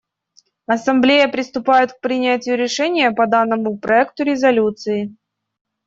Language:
Russian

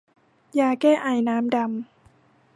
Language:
Thai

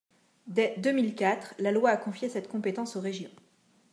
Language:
French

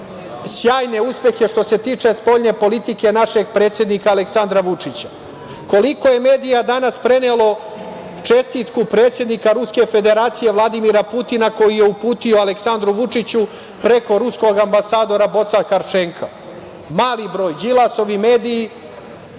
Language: Serbian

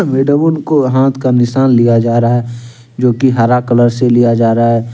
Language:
Hindi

